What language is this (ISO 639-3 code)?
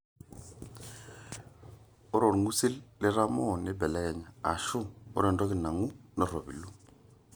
mas